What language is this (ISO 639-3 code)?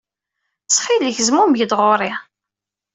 kab